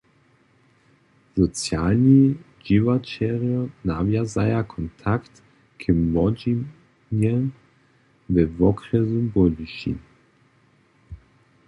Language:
Upper Sorbian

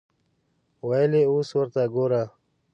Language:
Pashto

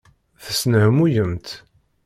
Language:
Kabyle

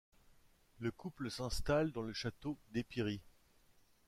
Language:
French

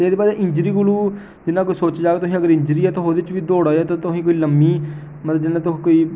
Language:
Dogri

